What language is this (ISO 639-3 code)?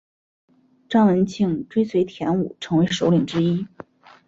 zho